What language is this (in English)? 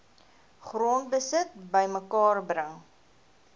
Afrikaans